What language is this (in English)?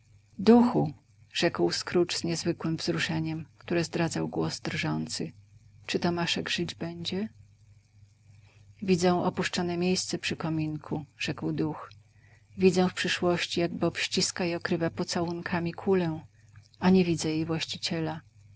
Polish